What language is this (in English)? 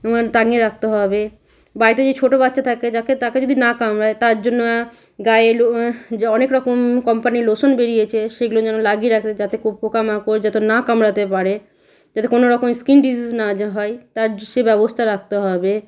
Bangla